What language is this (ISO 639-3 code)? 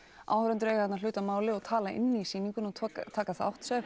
isl